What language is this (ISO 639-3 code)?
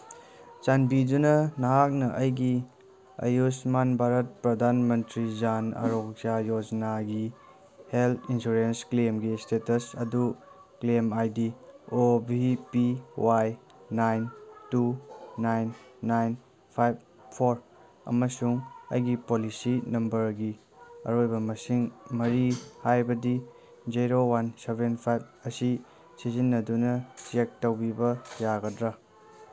mni